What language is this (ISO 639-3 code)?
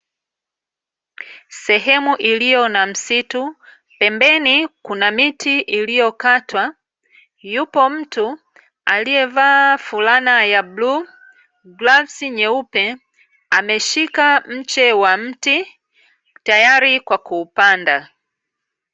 swa